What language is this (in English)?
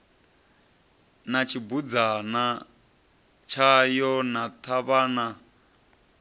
Venda